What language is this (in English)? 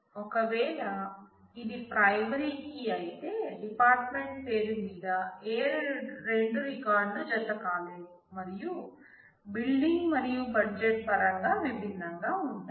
Telugu